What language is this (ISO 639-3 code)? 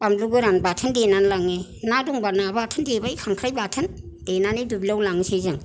brx